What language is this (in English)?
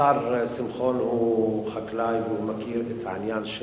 Hebrew